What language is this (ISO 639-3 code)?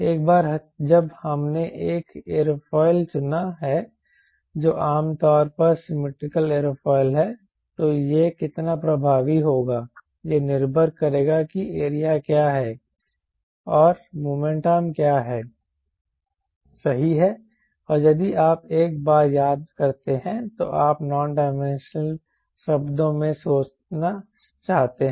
hin